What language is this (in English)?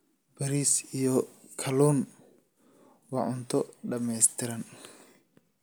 Somali